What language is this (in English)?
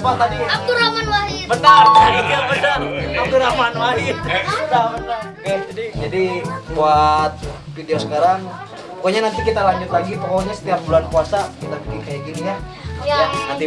Indonesian